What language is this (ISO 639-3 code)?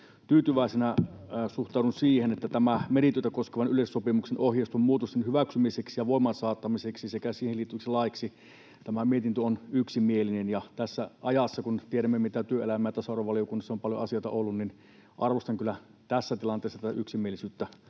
fin